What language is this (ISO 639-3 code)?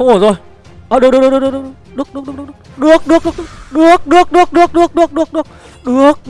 vie